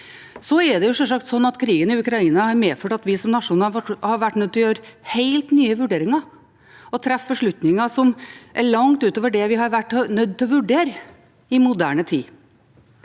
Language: Norwegian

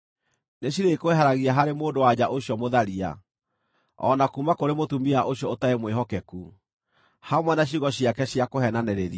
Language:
Kikuyu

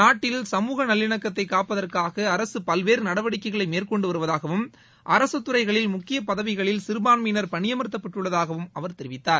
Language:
Tamil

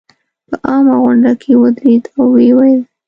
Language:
Pashto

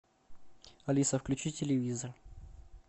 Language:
Russian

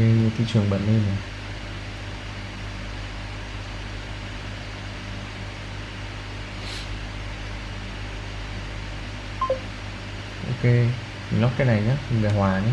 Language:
Vietnamese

